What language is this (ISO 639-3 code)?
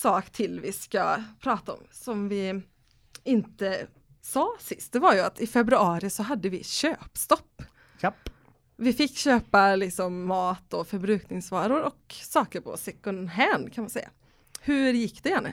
swe